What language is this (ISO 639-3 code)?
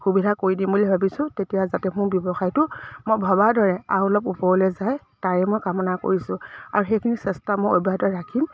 asm